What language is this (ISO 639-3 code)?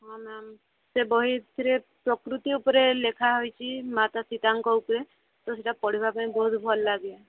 ori